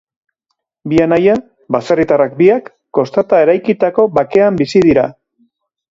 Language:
Basque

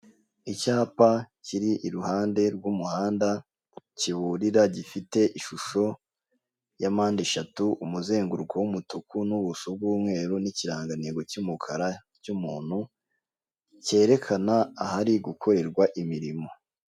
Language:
Kinyarwanda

